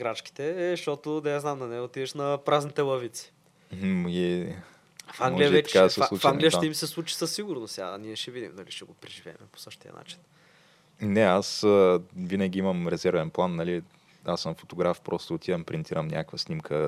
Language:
Bulgarian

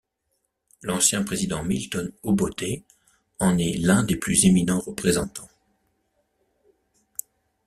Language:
French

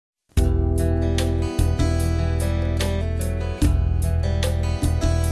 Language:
Turkmen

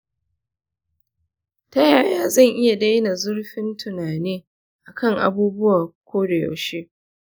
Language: Hausa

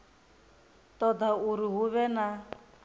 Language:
Venda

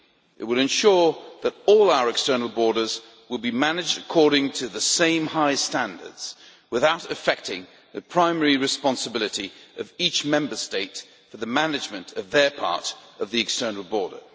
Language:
English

